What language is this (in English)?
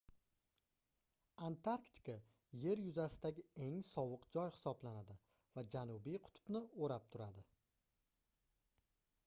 Uzbek